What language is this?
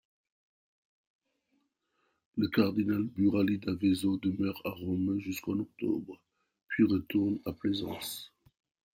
French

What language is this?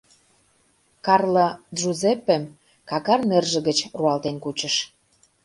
Mari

